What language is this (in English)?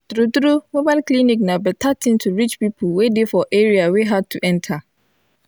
Nigerian Pidgin